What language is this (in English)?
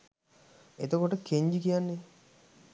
Sinhala